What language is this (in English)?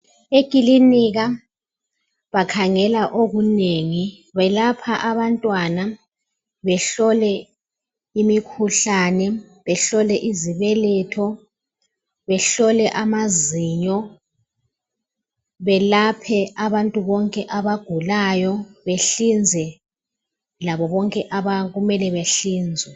North Ndebele